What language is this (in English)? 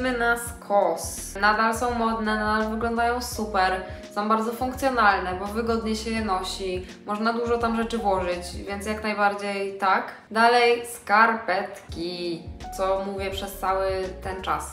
Polish